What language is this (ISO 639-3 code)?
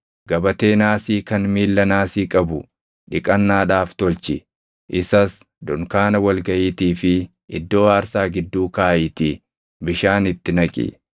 orm